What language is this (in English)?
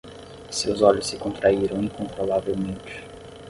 Portuguese